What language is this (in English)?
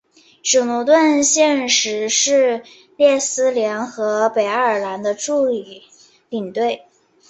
Chinese